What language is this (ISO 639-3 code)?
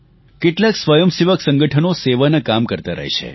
guj